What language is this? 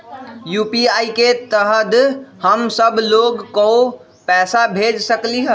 Magahi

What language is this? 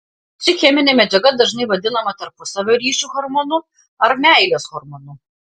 Lithuanian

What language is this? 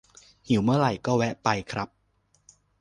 Thai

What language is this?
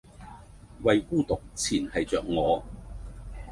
Cantonese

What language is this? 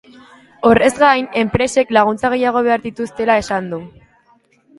Basque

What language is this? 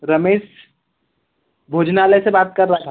Hindi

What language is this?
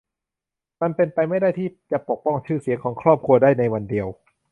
Thai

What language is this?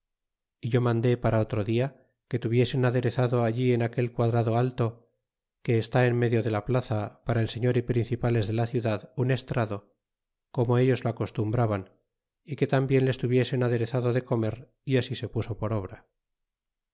Spanish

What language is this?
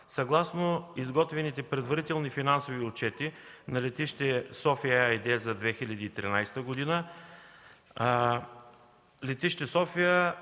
Bulgarian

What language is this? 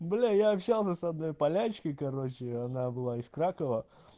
Russian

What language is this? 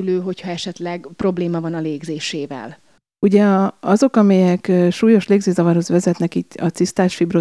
Hungarian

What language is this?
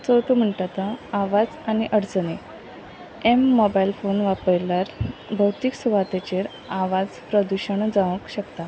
Konkani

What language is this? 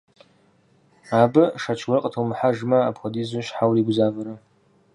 Kabardian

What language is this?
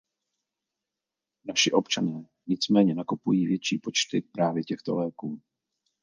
Czech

